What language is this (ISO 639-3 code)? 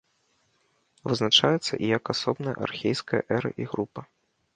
bel